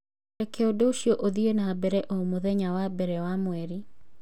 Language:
Kikuyu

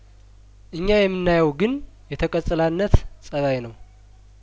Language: Amharic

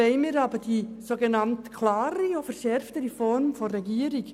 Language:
Swiss German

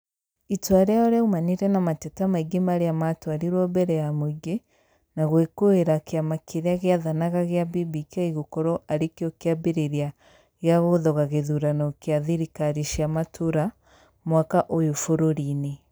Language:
Kikuyu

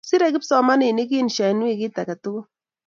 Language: Kalenjin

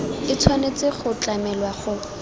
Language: Tswana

